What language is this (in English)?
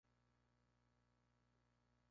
Spanish